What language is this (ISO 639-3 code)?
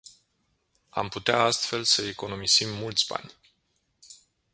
ron